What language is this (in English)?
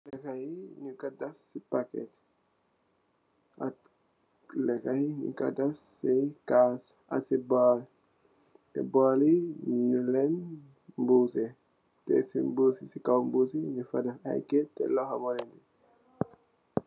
Wolof